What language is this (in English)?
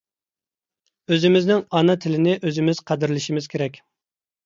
Uyghur